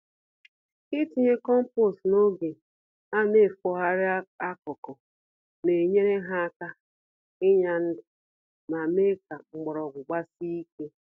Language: Igbo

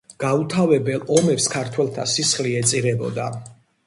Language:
Georgian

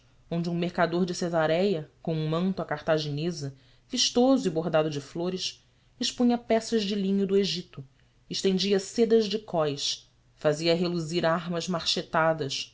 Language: Portuguese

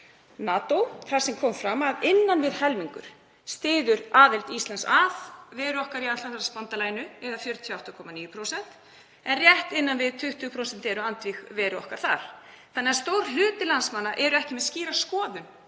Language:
Icelandic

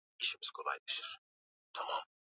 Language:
Swahili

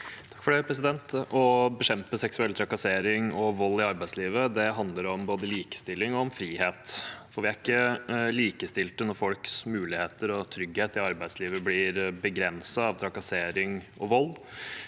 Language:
Norwegian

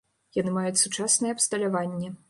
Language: Belarusian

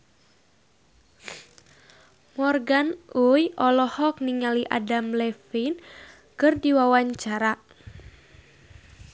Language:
Sundanese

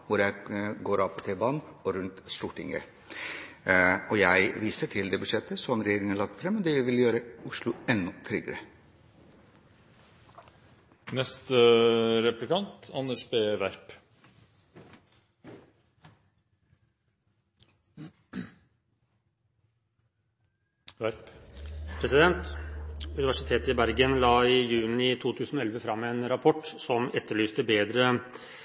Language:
Norwegian Bokmål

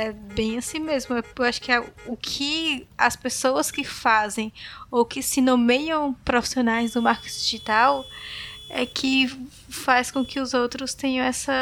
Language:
Portuguese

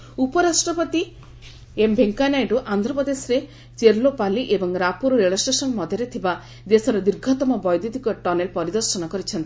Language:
Odia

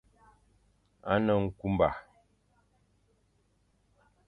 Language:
Fang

